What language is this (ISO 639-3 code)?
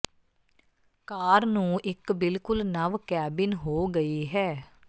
pan